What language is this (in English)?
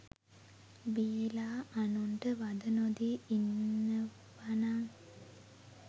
Sinhala